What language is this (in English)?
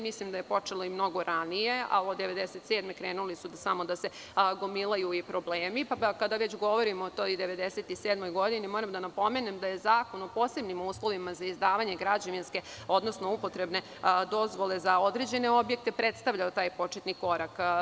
Serbian